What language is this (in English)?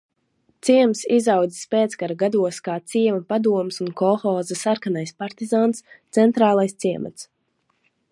Latvian